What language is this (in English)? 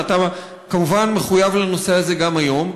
Hebrew